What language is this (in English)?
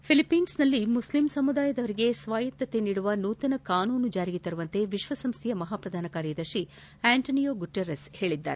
Kannada